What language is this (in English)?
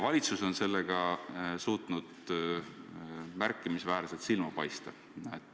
Estonian